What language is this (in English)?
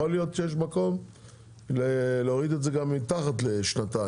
Hebrew